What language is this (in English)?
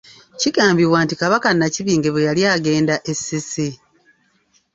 Ganda